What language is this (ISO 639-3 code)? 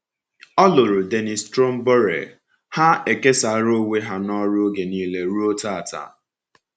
ibo